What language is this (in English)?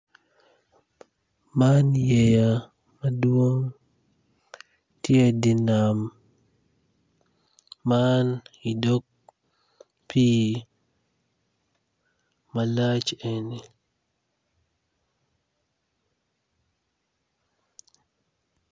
Acoli